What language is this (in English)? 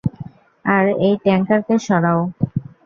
Bangla